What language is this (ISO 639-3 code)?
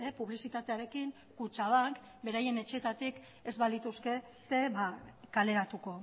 eus